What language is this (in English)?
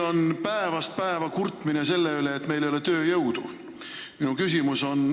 Estonian